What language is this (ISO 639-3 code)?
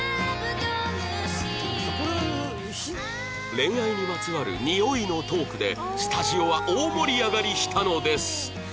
jpn